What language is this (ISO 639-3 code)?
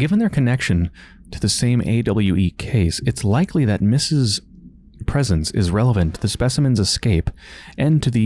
eng